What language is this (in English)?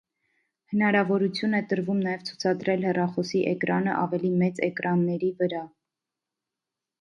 Armenian